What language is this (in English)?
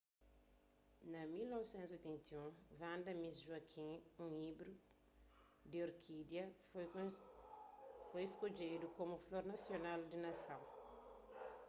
Kabuverdianu